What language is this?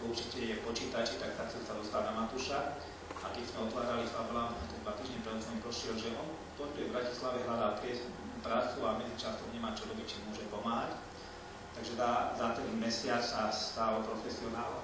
Czech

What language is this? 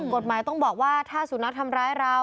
Thai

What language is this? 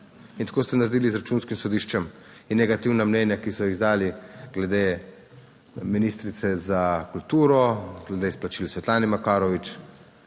Slovenian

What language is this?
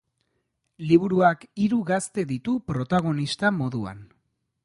Basque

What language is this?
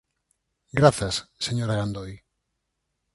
Galician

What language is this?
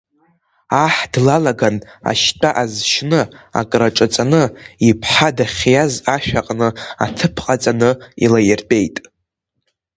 Abkhazian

